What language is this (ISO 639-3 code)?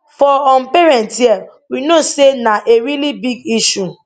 pcm